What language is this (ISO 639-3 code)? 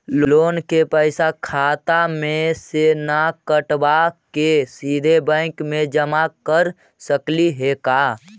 mag